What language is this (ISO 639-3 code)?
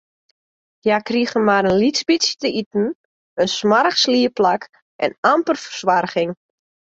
fry